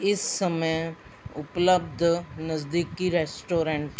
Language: Punjabi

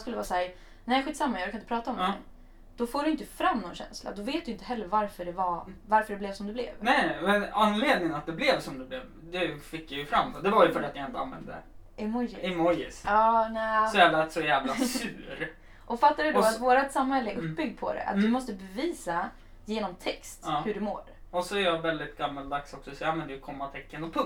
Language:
Swedish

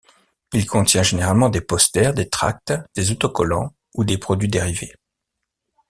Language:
French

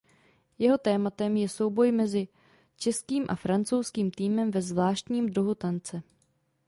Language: Czech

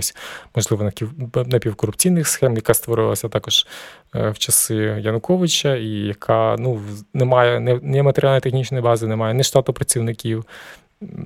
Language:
Ukrainian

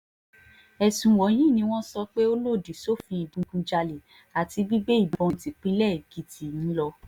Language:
Yoruba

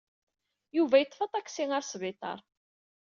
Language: Kabyle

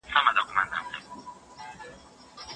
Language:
Pashto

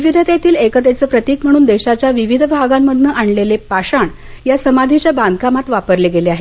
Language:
Marathi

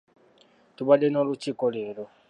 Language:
Ganda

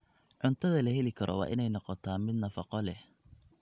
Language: Somali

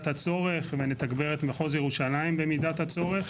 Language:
Hebrew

